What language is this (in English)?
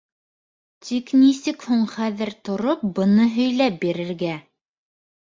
Bashkir